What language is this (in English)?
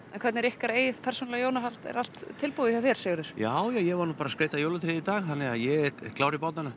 Icelandic